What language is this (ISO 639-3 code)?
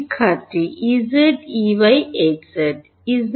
ben